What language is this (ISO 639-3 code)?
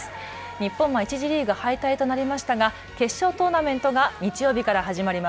jpn